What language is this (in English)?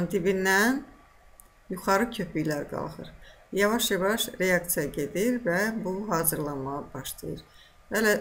Turkish